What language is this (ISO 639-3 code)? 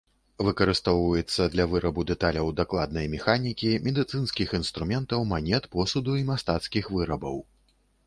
bel